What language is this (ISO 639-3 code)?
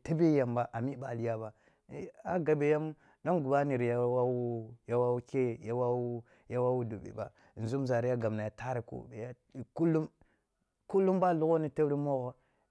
bbu